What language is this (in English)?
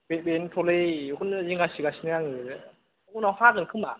Bodo